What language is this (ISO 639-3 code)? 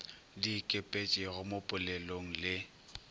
nso